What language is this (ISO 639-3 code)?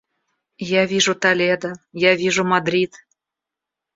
rus